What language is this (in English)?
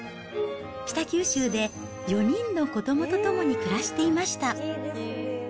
Japanese